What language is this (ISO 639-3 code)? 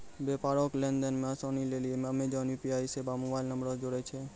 mai